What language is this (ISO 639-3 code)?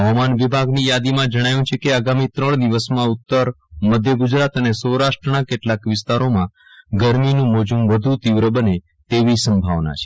guj